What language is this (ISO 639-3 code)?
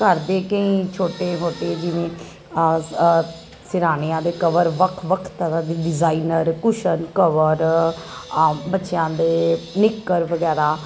pan